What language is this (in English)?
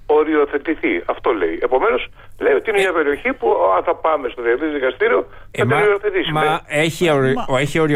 Greek